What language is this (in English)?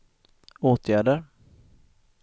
Swedish